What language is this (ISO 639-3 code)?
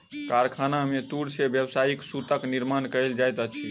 mai